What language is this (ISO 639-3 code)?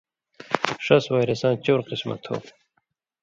mvy